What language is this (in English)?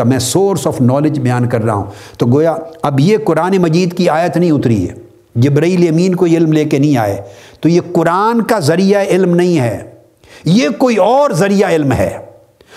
Urdu